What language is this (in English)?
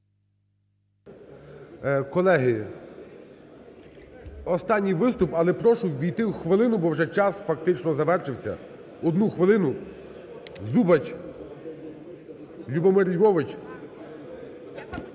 Ukrainian